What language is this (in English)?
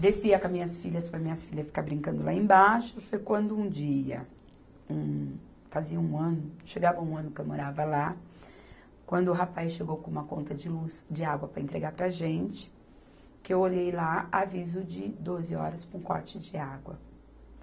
Portuguese